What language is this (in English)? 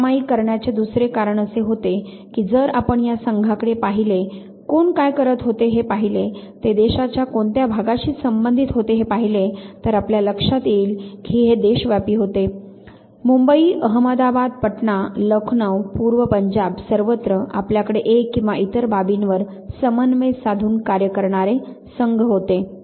Marathi